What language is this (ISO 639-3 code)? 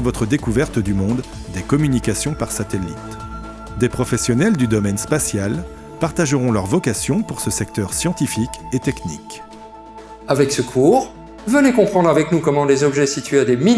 fra